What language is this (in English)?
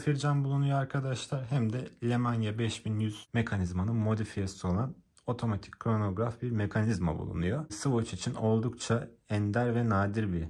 Turkish